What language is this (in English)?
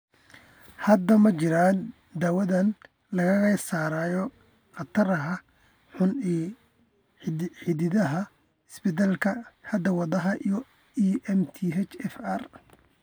Somali